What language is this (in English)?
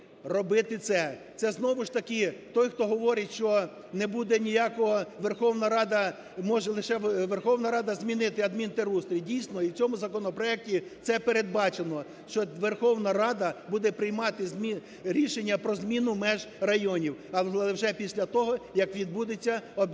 Ukrainian